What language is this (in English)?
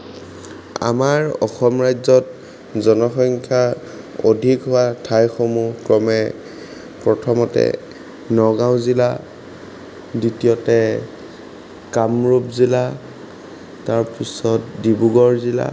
Assamese